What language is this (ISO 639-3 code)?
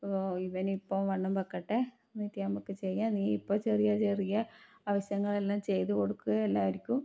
mal